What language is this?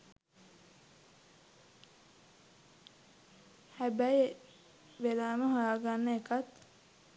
Sinhala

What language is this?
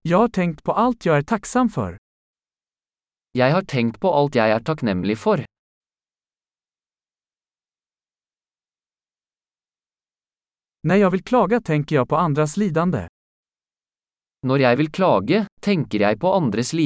Swedish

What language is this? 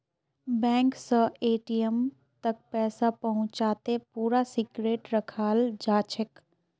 Magahi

